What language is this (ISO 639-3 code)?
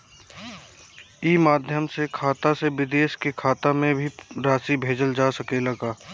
bho